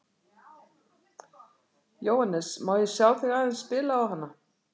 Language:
Icelandic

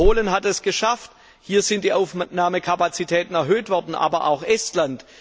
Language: German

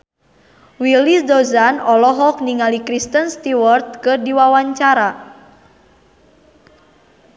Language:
Sundanese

